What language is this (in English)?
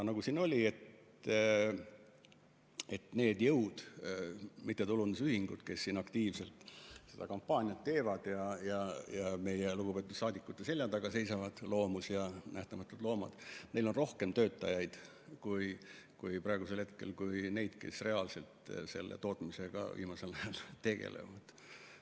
Estonian